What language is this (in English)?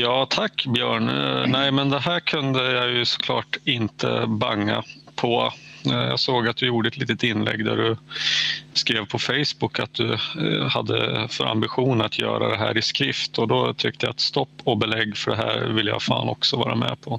Swedish